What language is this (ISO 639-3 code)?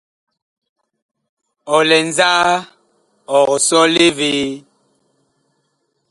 bkh